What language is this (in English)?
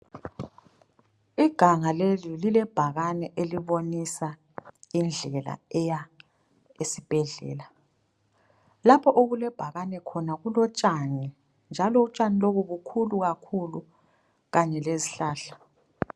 North Ndebele